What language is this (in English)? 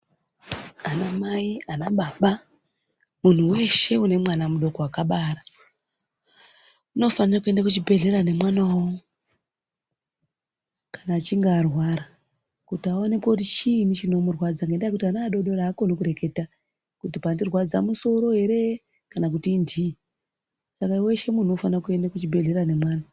Ndau